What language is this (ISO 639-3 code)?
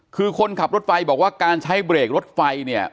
tha